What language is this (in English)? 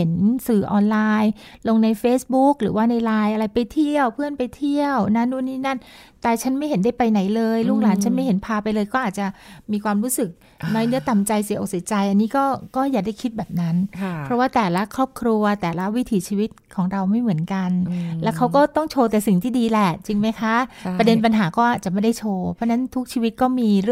Thai